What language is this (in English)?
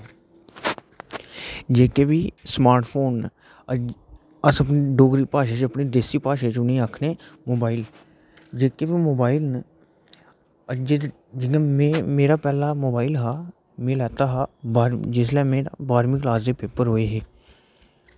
Dogri